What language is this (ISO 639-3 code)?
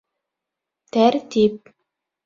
bak